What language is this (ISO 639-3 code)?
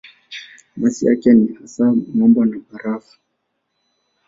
swa